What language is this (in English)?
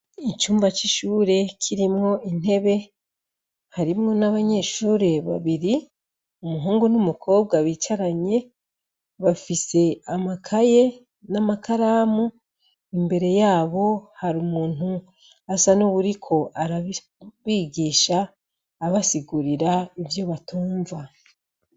Rundi